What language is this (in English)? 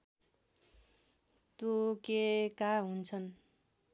Nepali